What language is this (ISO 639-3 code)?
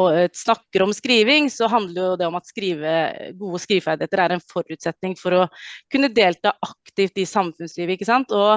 nor